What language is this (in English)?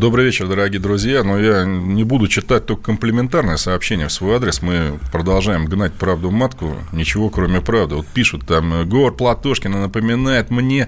Russian